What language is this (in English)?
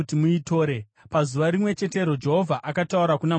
Shona